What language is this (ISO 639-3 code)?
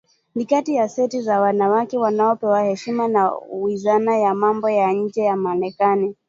swa